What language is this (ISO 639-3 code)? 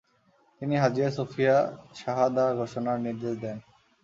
ben